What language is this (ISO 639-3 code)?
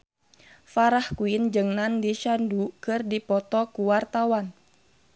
sun